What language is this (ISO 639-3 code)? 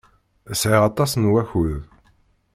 kab